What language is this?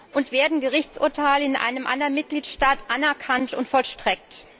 German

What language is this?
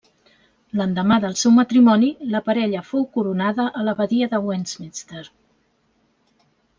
Catalan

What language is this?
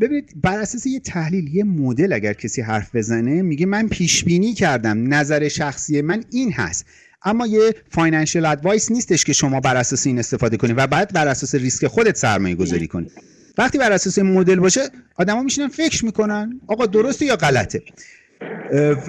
Persian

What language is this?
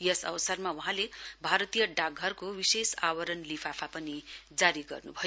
Nepali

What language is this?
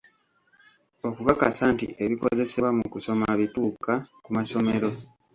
Ganda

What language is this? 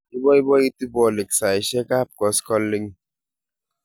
Kalenjin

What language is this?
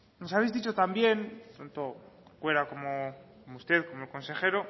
Spanish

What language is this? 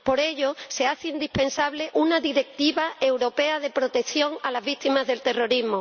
Spanish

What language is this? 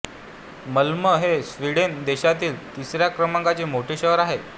Marathi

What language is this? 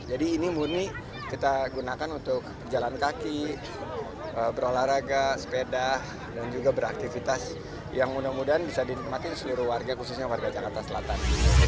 Indonesian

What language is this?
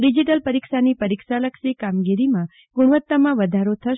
Gujarati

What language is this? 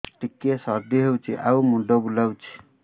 Odia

